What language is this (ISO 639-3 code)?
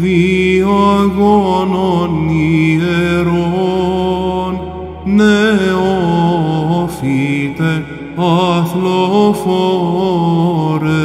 ell